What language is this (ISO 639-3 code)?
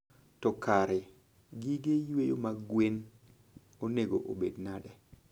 luo